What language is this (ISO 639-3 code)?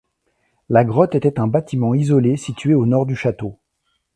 fra